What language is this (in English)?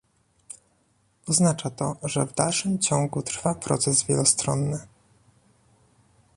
Polish